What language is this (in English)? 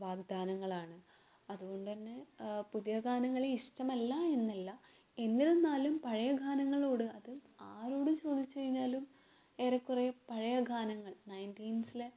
Malayalam